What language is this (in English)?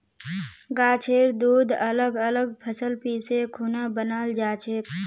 Magahi